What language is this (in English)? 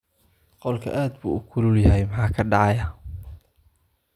Somali